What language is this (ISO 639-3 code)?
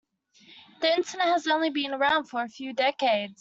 eng